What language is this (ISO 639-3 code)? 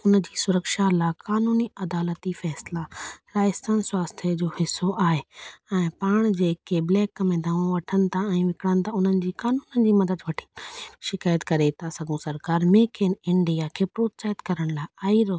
snd